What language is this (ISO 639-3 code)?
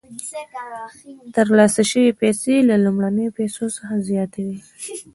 pus